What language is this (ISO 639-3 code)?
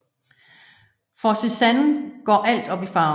dan